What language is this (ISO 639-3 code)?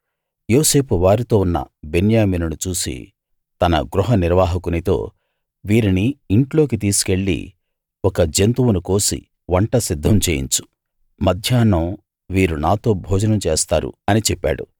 tel